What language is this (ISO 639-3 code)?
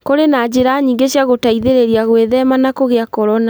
kik